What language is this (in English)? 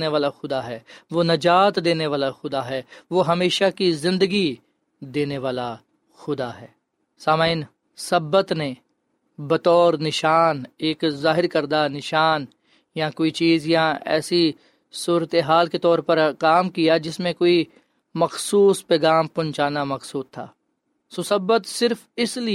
Urdu